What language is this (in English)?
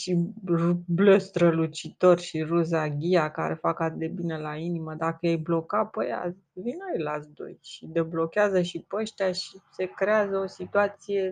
Romanian